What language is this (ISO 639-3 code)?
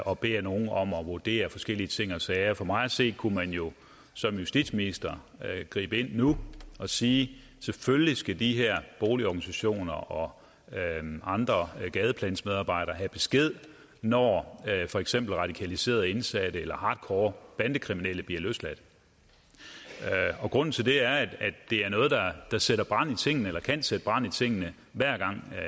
dan